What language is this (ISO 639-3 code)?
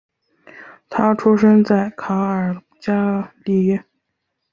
zho